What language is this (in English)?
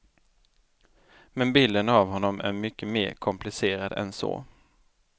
Swedish